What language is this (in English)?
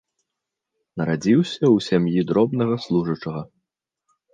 Belarusian